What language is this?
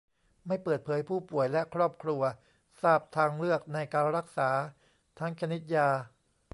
Thai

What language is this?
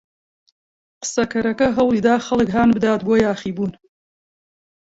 Central Kurdish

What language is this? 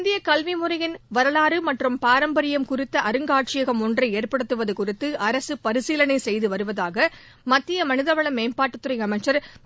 Tamil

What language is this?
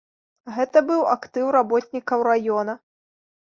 Belarusian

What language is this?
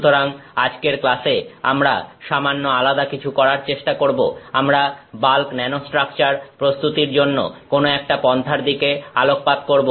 Bangla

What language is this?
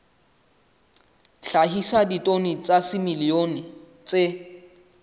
Southern Sotho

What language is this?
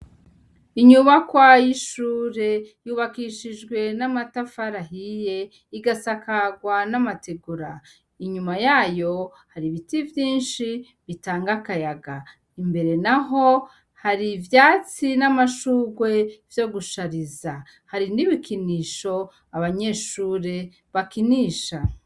Rundi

